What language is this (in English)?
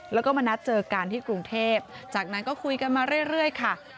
Thai